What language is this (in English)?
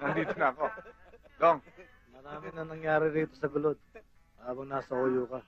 Filipino